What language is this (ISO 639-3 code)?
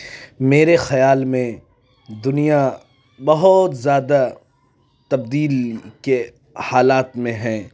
urd